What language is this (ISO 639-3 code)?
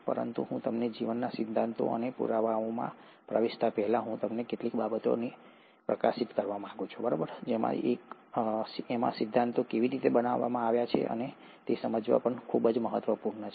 guj